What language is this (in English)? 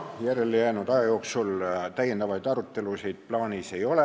Estonian